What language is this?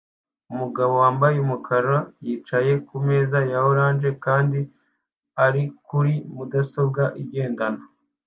Kinyarwanda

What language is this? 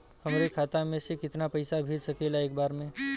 Bhojpuri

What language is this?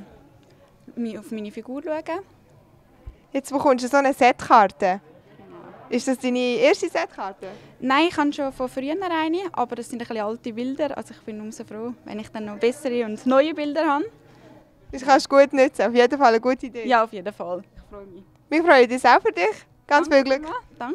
German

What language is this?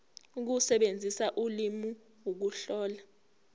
Zulu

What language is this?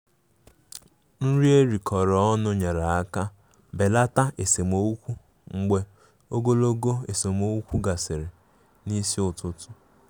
Igbo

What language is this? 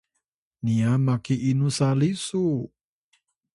Atayal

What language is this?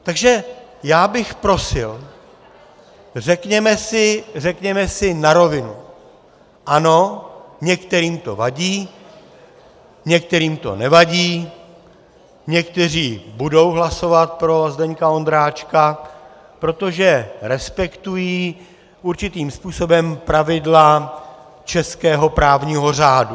Czech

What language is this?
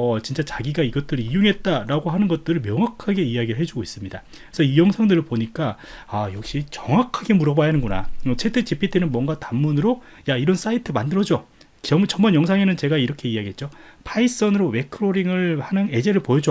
Korean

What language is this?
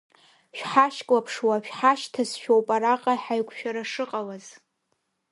Abkhazian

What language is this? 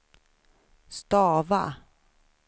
Swedish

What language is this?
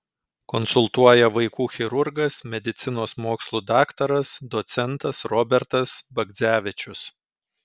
Lithuanian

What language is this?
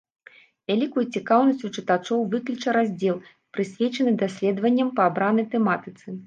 Belarusian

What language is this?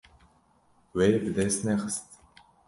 Kurdish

